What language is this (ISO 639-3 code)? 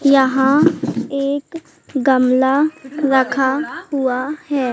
hin